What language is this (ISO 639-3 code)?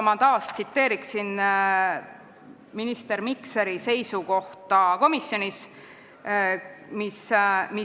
est